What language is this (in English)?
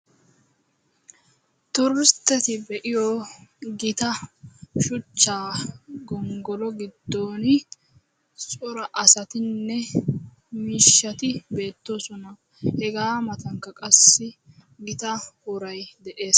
Wolaytta